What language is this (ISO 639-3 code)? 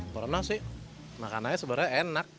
ind